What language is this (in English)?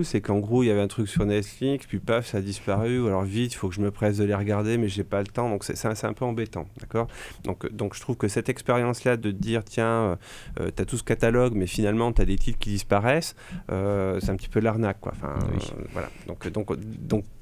French